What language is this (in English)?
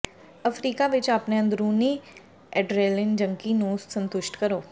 Punjabi